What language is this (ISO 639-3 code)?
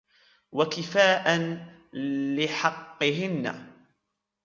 ara